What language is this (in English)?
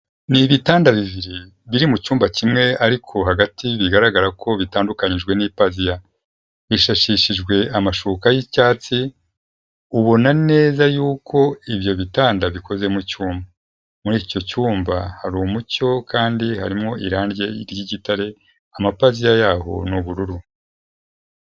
Kinyarwanda